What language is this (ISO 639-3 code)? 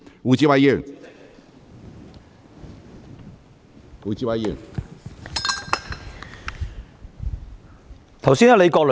yue